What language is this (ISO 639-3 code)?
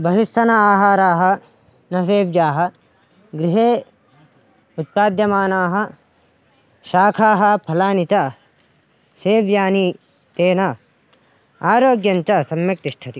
san